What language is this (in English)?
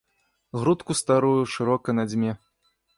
Belarusian